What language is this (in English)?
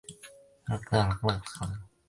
Chinese